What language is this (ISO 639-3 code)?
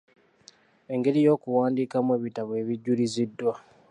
lug